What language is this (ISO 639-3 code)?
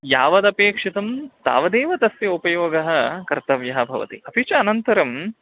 san